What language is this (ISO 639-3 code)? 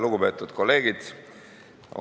est